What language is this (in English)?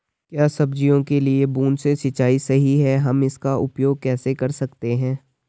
Hindi